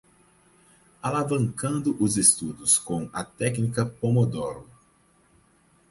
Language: Portuguese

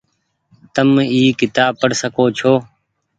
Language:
Goaria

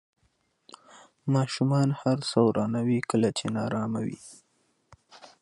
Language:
Pashto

